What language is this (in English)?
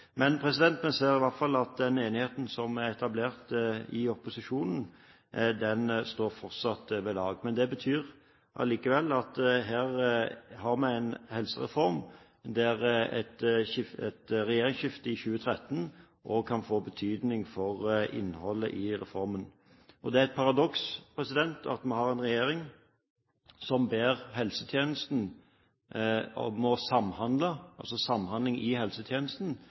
Norwegian Bokmål